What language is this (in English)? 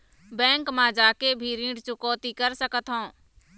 Chhattisgarhi